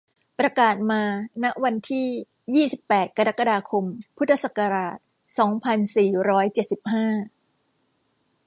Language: Thai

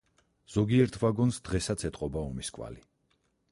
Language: Georgian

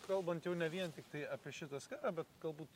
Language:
Lithuanian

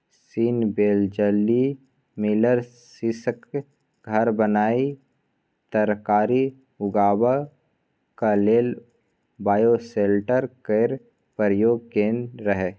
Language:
Maithili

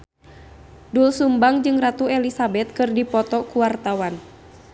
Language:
Sundanese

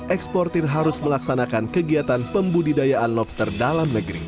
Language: Indonesian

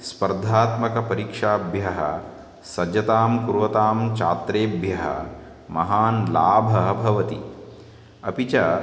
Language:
Sanskrit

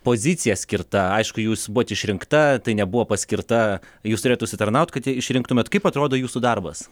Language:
Lithuanian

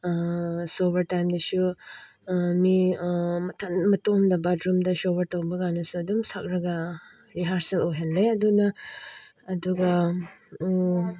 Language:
Manipuri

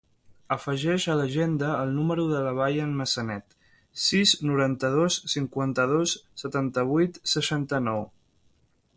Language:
Catalan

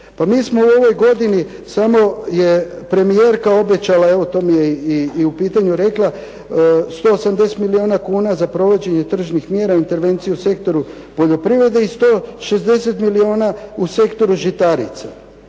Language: Croatian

